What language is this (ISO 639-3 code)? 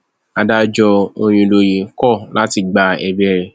yor